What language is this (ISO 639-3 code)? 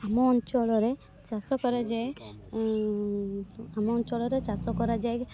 ori